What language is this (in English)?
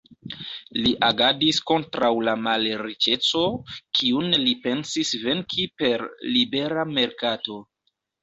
Esperanto